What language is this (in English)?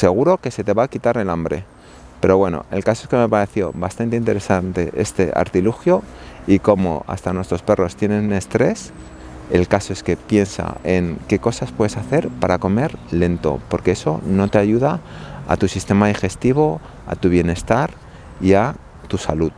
Spanish